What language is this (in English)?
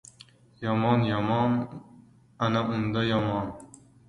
Uzbek